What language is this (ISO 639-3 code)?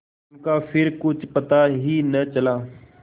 hin